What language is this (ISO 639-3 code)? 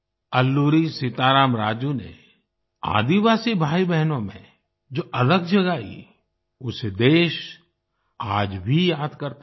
hin